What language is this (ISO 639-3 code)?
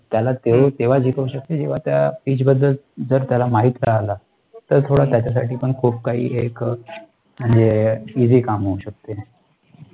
mar